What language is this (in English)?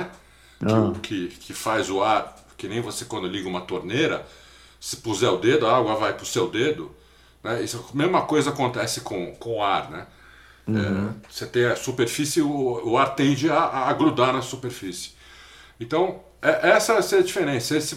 Portuguese